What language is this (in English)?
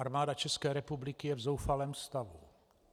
Czech